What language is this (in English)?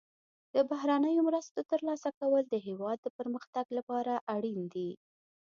Pashto